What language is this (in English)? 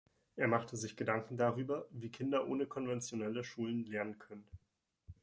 German